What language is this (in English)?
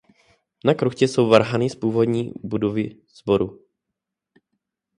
Czech